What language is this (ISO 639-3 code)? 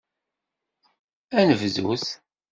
kab